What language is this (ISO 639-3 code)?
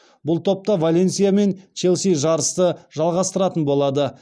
kaz